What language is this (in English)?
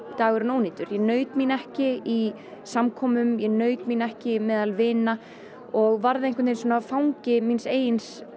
Icelandic